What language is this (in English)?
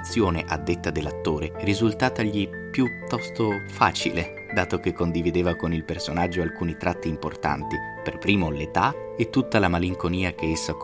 Italian